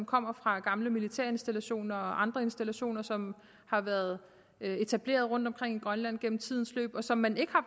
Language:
Danish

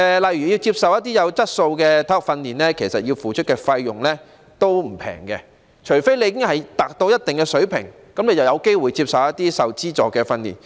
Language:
Cantonese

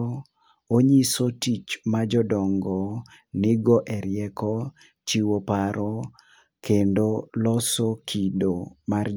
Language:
Luo (Kenya and Tanzania)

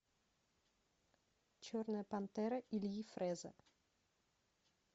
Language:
Russian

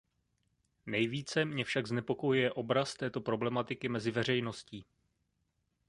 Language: Czech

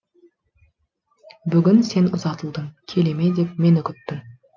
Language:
Kazakh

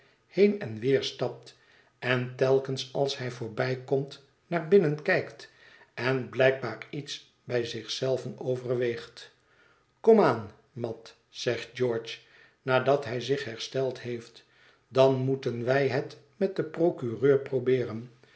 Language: Dutch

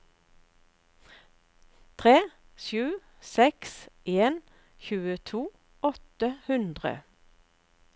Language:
Norwegian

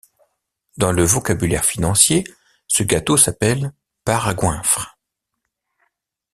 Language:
French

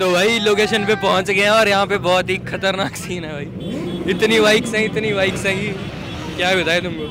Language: Hindi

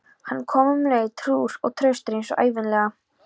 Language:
Icelandic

